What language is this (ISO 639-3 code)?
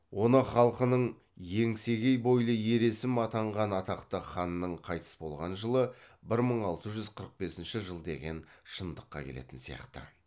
kaz